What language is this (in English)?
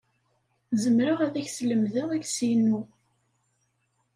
Kabyle